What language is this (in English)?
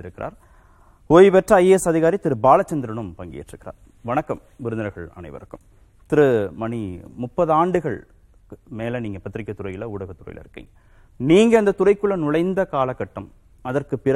Tamil